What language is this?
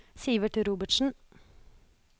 Norwegian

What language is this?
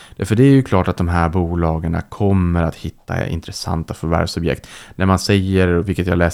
Swedish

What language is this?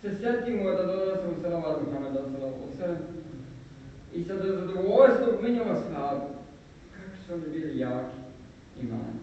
Spanish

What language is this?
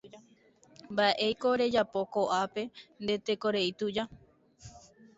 Guarani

